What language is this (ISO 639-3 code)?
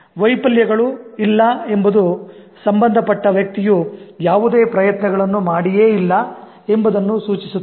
kan